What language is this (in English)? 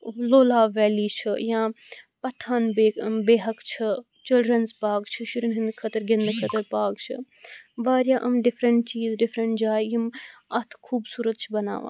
Kashmiri